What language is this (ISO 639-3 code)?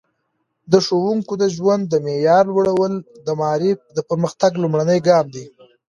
pus